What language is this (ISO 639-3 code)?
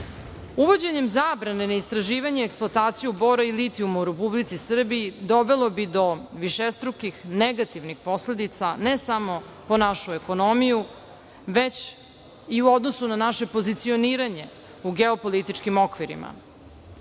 srp